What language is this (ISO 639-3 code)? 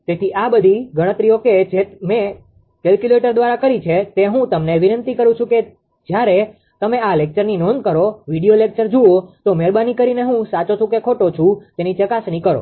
guj